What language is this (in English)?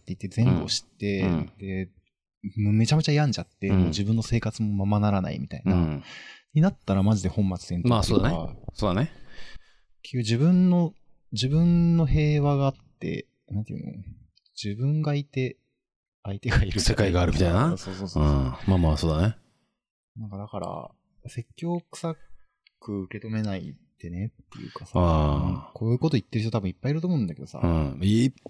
Japanese